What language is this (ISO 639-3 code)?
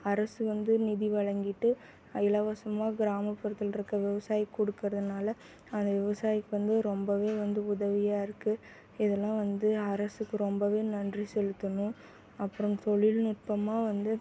tam